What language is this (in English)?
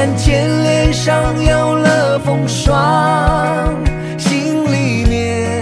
Chinese